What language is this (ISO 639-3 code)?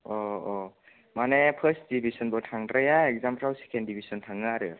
brx